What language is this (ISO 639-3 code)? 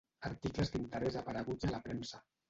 cat